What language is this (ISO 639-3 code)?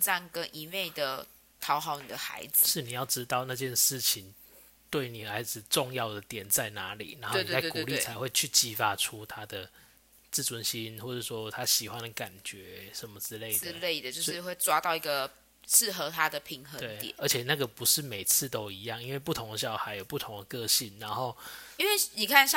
zho